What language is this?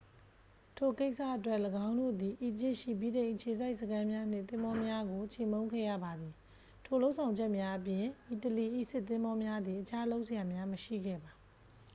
Burmese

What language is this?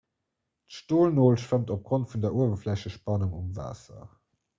Luxembourgish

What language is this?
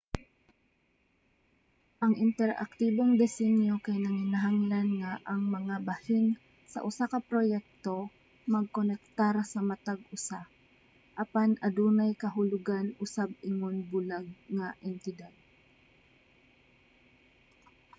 Cebuano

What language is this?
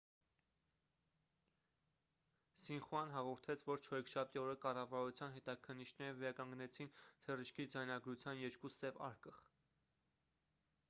Armenian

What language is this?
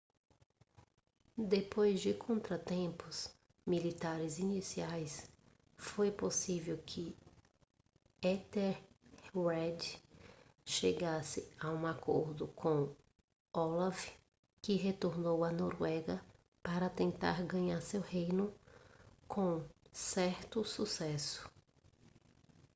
Portuguese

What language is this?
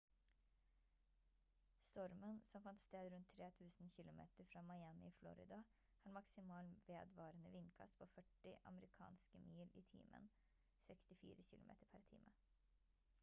Norwegian Bokmål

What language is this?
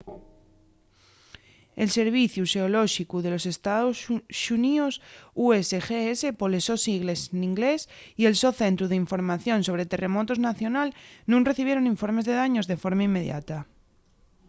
Asturian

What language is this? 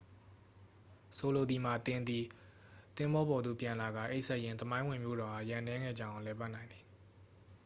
Burmese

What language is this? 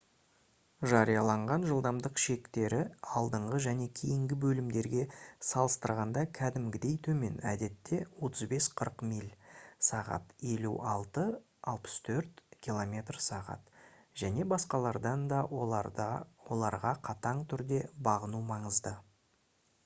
Kazakh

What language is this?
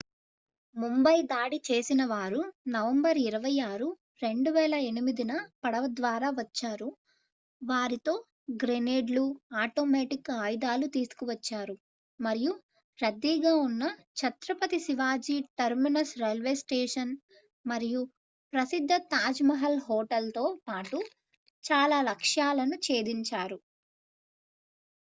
Telugu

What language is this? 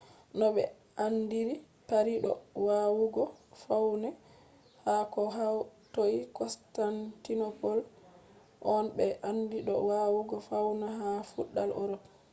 Fula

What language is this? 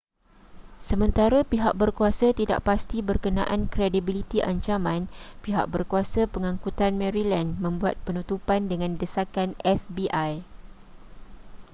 Malay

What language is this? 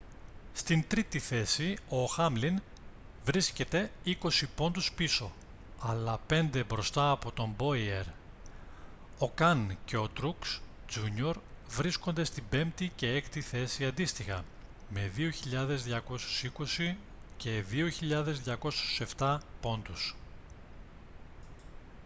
Greek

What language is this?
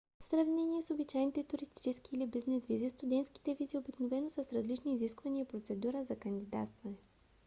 Bulgarian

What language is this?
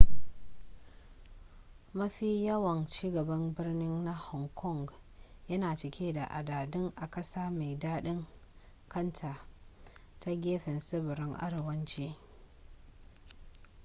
Hausa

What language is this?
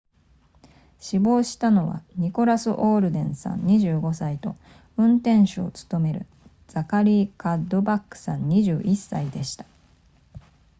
Japanese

